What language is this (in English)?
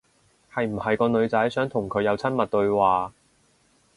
Cantonese